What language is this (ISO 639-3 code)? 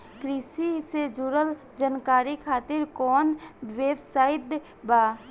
bho